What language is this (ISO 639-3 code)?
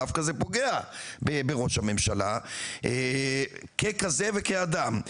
heb